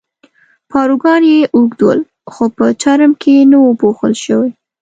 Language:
Pashto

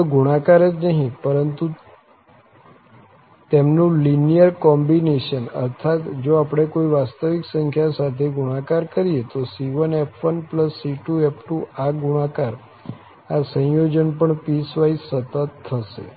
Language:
Gujarati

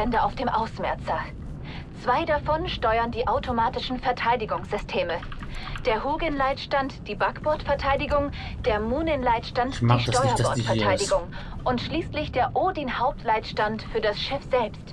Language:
German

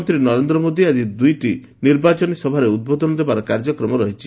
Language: Odia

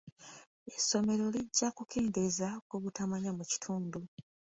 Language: Ganda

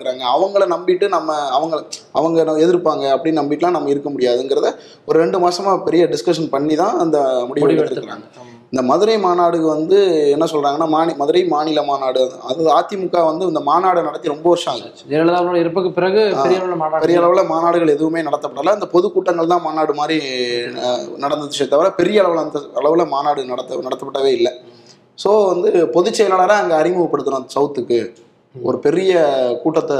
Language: Tamil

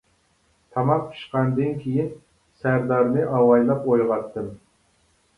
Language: Uyghur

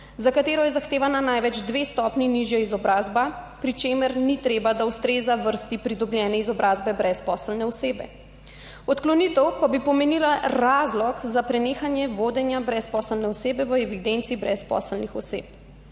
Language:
Slovenian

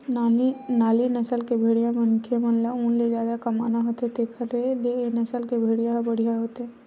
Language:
Chhattisgarhi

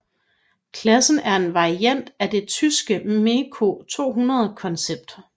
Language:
Danish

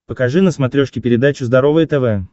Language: Russian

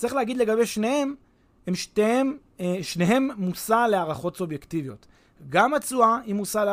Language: Hebrew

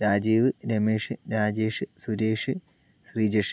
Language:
Malayalam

